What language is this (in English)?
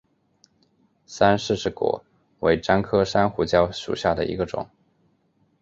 Chinese